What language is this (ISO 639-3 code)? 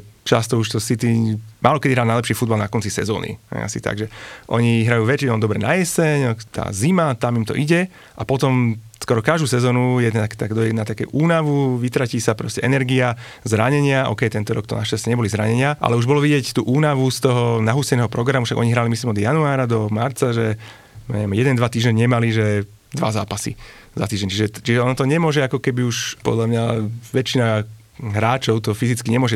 slk